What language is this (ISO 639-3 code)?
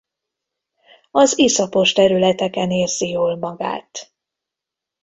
hun